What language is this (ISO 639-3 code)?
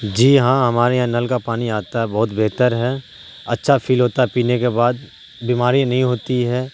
urd